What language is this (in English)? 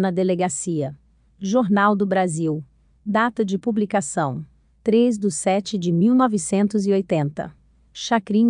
Portuguese